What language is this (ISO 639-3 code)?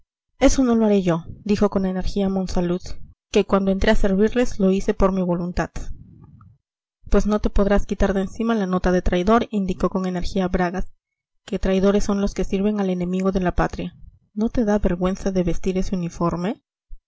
spa